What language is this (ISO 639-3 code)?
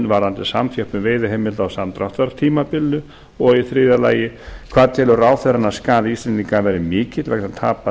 isl